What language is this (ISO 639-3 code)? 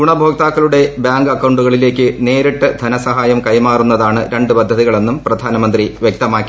mal